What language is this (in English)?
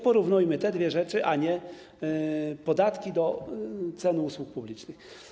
Polish